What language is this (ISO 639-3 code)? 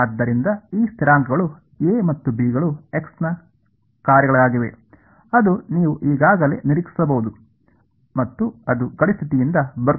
kan